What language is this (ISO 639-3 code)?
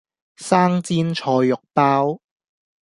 yue